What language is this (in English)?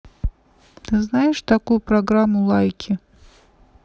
Russian